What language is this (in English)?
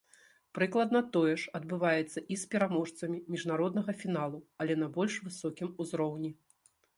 Belarusian